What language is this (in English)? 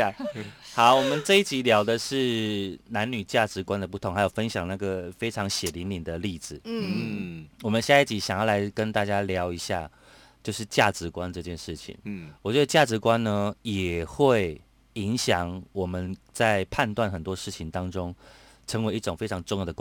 Chinese